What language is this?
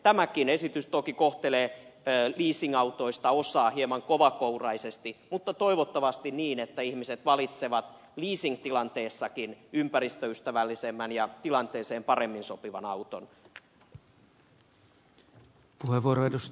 Finnish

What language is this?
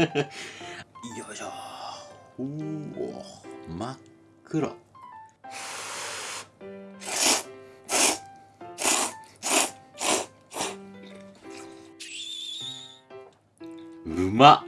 Japanese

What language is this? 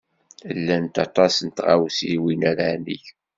Kabyle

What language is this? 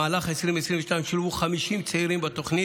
Hebrew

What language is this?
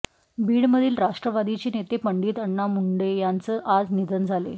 Marathi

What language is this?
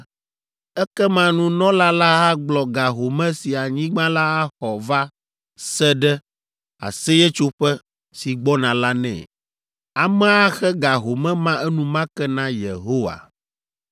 Ewe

